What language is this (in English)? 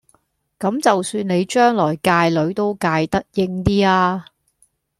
Cantonese